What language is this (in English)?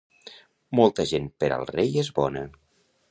Catalan